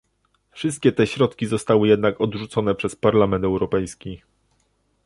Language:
Polish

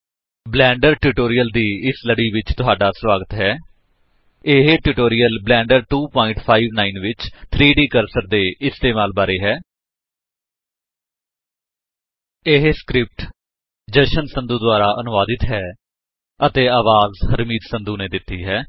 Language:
Punjabi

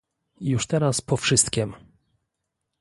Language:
Polish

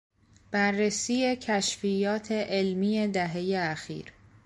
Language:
Persian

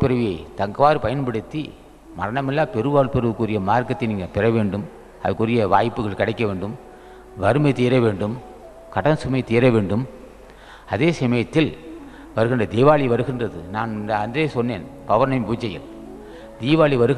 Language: Hindi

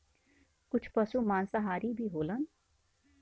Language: Bhojpuri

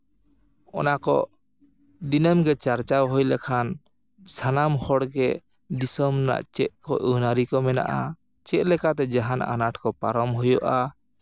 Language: Santali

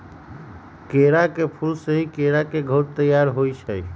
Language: Magahi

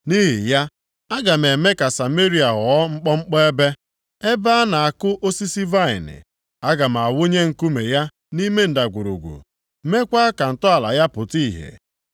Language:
Igbo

